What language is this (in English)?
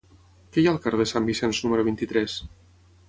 Catalan